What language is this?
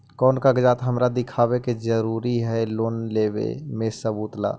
Magahi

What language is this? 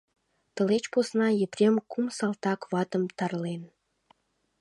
Mari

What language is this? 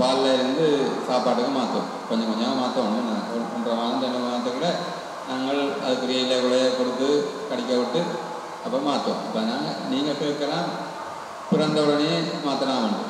Indonesian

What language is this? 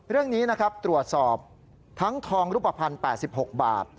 Thai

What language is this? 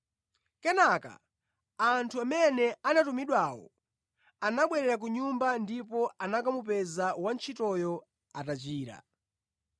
Nyanja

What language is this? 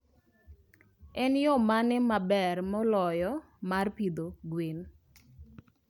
Luo (Kenya and Tanzania)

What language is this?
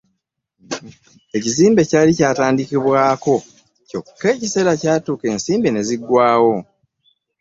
Ganda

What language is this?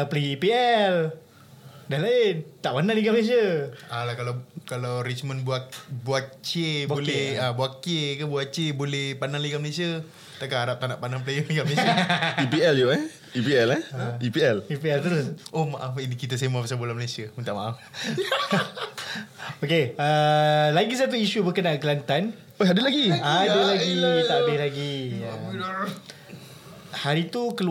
Malay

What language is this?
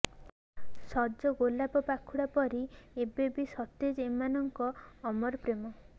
Odia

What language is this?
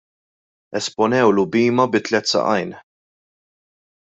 Maltese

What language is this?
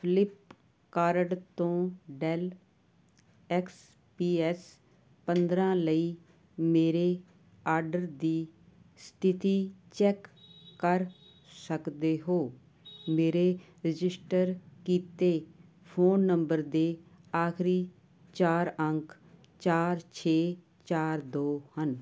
Punjabi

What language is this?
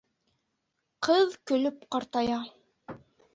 Bashkir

